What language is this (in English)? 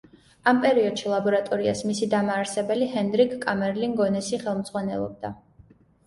Georgian